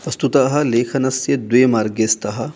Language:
Sanskrit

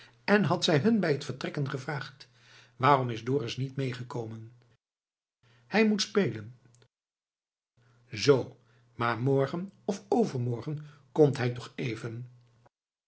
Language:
Dutch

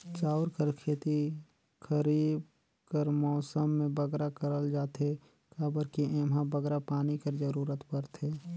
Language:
Chhattisgarhi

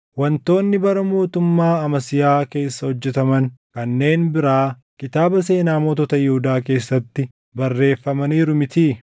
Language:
Oromo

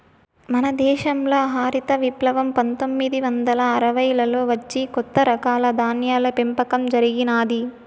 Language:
Telugu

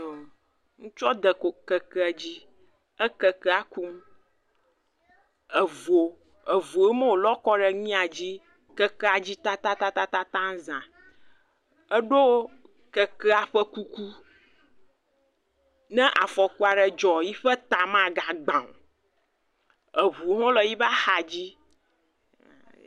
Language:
Ewe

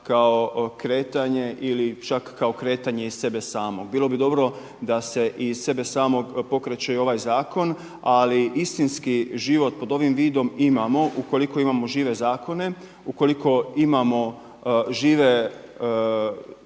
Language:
Croatian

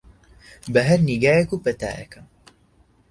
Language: Central Kurdish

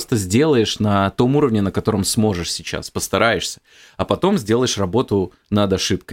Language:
Russian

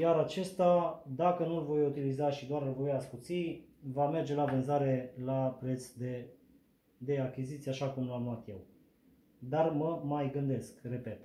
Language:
Romanian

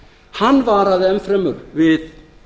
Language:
Icelandic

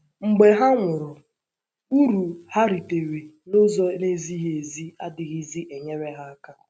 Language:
Igbo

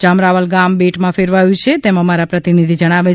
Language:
Gujarati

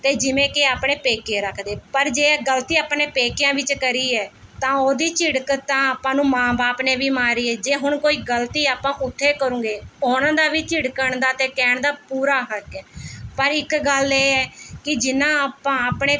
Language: Punjabi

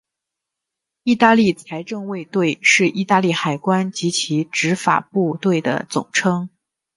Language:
Chinese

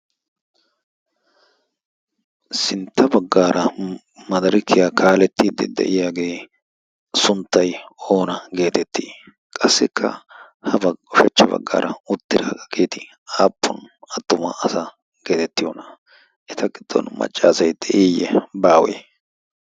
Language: Wolaytta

